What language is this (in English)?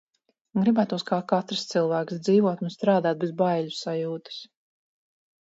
Latvian